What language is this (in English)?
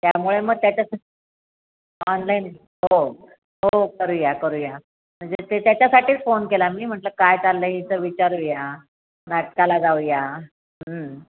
Marathi